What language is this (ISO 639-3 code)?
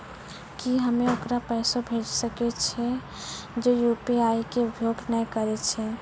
mai